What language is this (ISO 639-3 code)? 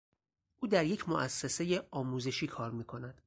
fas